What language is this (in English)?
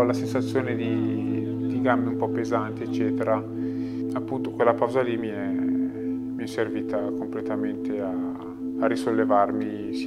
Italian